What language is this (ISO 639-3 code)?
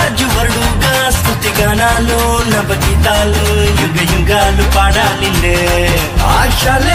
ron